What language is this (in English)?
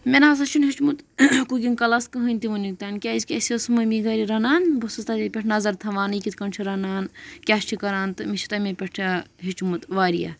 Kashmiri